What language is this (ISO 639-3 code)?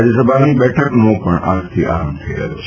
guj